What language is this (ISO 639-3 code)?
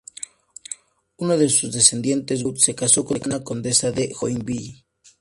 spa